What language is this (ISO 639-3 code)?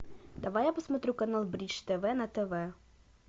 rus